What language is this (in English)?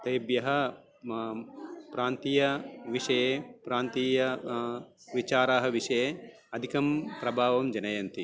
Sanskrit